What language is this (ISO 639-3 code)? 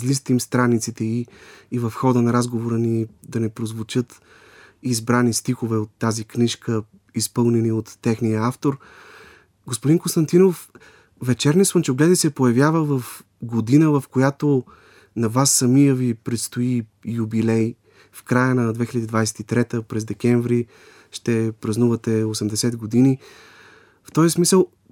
bul